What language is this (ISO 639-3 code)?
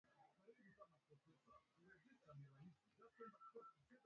swa